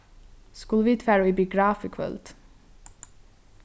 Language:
Faroese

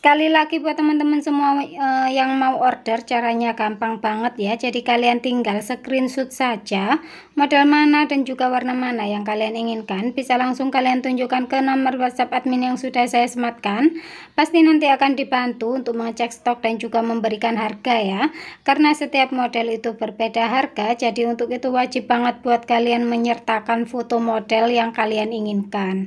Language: Indonesian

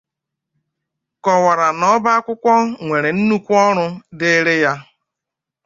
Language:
Igbo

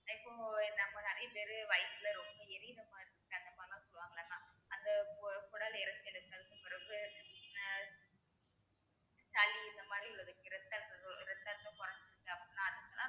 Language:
Tamil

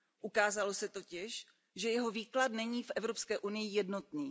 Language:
Czech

